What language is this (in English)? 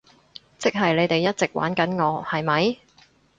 Cantonese